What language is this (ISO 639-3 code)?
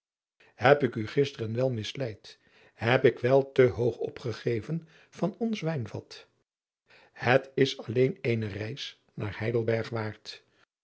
nld